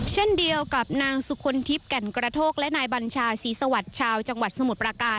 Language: Thai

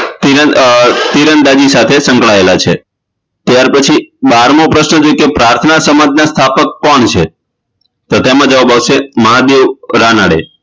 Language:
Gujarati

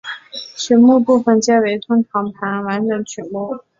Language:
Chinese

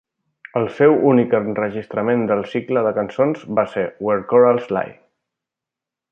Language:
Catalan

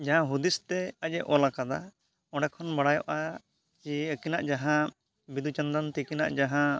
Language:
Santali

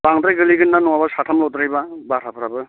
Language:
Bodo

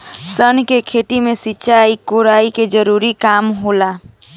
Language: Bhojpuri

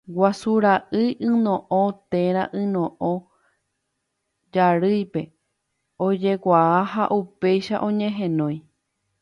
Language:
Guarani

